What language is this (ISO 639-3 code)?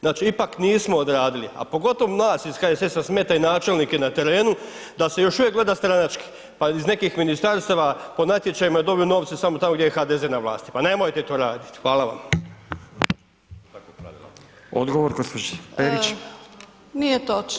hrv